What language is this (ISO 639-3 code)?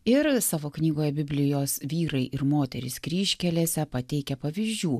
lit